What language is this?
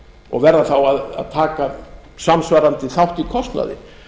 Icelandic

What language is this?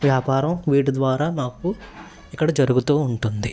Telugu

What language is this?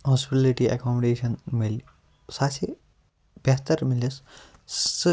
Kashmiri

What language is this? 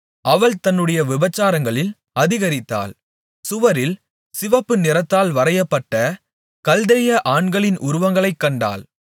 Tamil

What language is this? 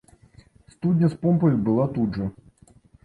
Belarusian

